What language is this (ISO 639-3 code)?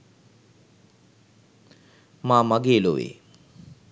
sin